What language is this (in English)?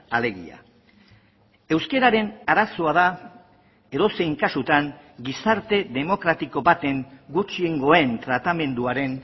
Basque